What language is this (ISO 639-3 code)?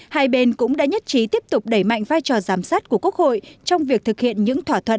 vie